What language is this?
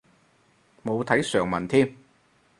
Cantonese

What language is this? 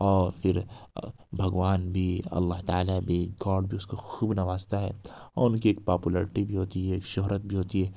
Urdu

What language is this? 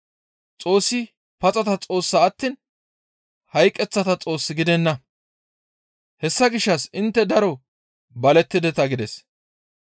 Gamo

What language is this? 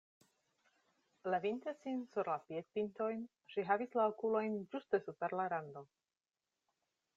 Esperanto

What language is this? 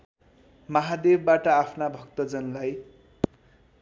Nepali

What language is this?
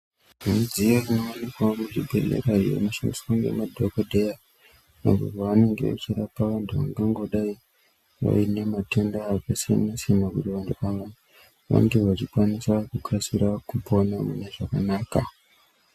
Ndau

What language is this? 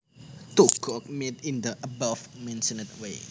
Javanese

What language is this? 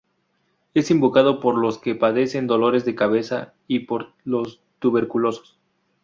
Spanish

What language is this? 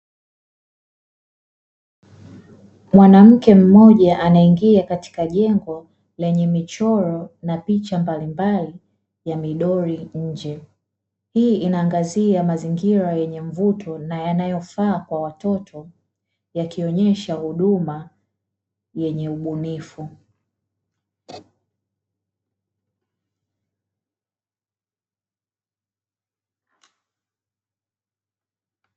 Swahili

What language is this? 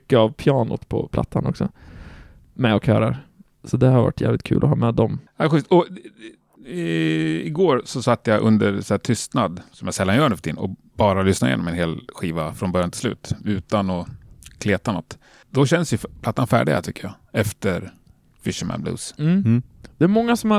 Swedish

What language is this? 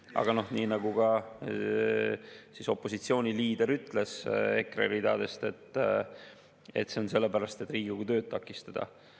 Estonian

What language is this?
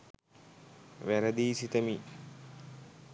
Sinhala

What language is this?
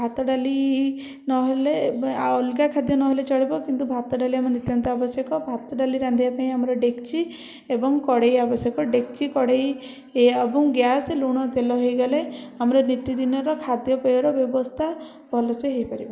Odia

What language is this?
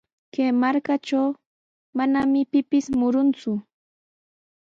Sihuas Ancash Quechua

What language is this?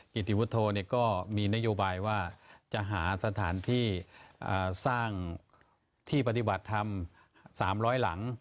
Thai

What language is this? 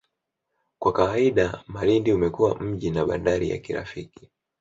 Swahili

